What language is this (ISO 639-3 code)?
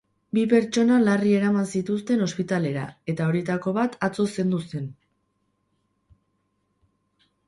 eus